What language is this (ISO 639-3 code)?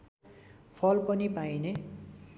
nep